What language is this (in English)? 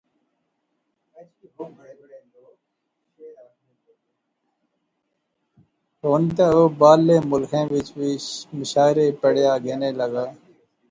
Pahari-Potwari